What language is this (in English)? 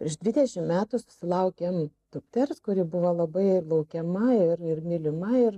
Lithuanian